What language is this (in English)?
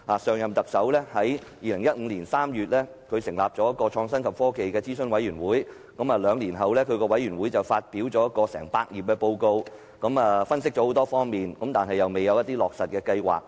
Cantonese